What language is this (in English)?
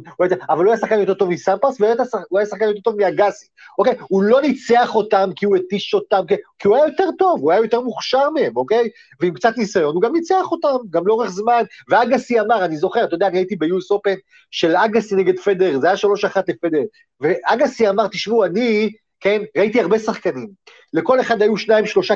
Hebrew